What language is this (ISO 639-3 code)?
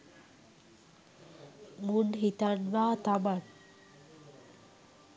sin